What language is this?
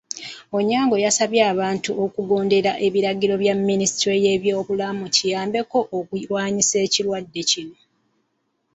Ganda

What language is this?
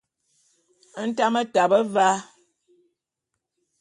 Bulu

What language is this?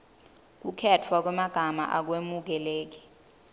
Swati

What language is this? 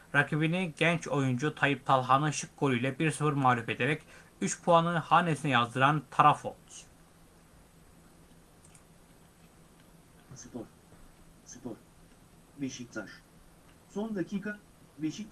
Turkish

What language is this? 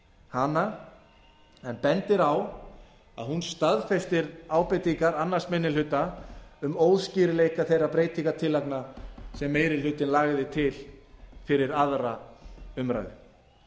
Icelandic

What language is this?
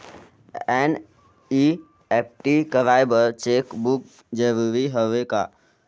Chhattisgarhi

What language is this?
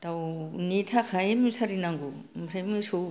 Bodo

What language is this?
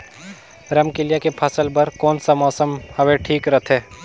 Chhattisgarhi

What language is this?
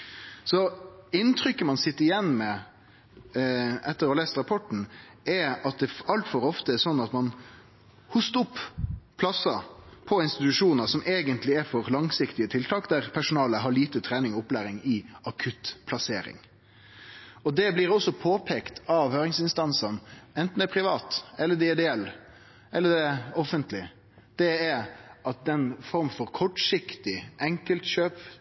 Norwegian Nynorsk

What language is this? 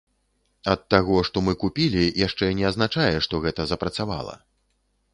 Belarusian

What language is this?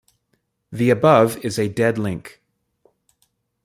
English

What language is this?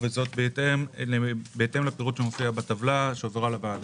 Hebrew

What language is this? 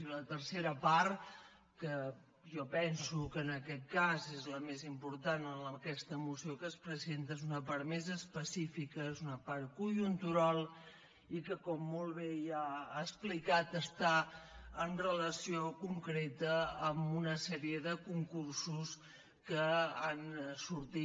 Catalan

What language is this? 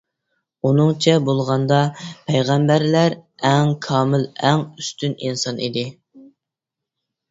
Uyghur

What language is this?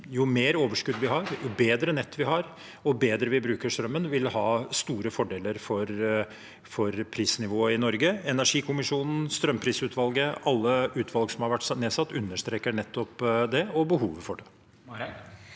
Norwegian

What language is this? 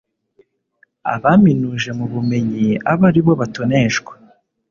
Kinyarwanda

